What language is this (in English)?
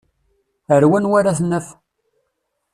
Kabyle